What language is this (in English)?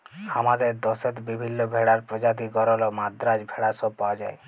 Bangla